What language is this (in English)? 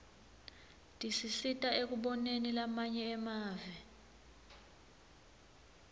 Swati